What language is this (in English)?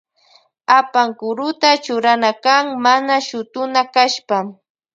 Loja Highland Quichua